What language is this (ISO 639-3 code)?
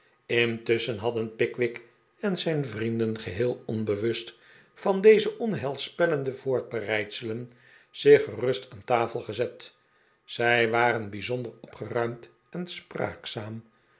nld